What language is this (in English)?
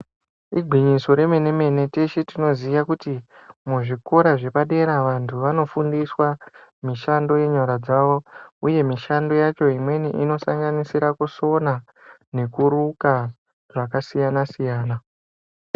Ndau